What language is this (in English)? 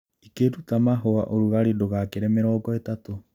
Kikuyu